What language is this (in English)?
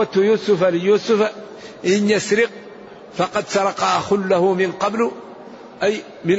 Arabic